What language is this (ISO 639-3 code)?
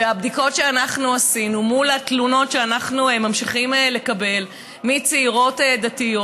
heb